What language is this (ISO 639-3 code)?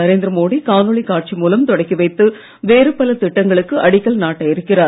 tam